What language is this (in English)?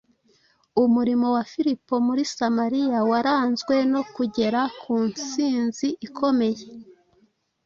Kinyarwanda